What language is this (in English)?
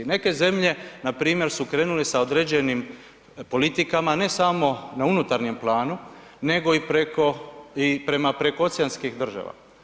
Croatian